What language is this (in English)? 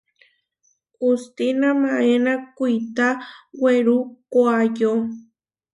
Huarijio